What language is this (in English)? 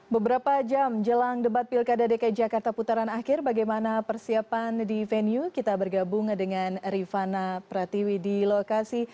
Indonesian